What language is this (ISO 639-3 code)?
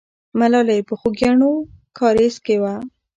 pus